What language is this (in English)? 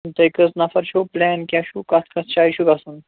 Kashmiri